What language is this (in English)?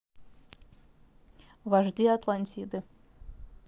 Russian